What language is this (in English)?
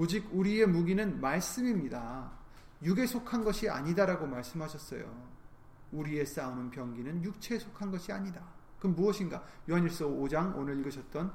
Korean